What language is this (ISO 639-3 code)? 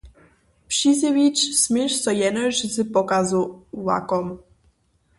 hsb